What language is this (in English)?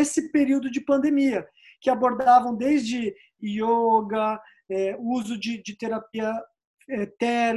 Portuguese